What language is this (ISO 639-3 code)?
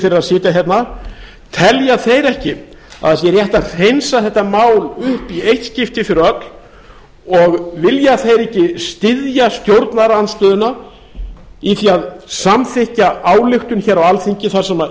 isl